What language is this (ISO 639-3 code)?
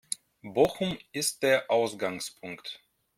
deu